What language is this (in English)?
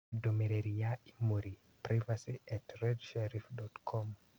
Kikuyu